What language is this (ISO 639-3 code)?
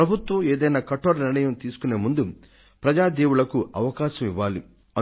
tel